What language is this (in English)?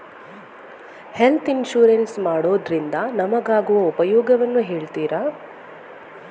Kannada